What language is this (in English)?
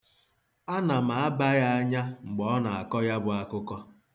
Igbo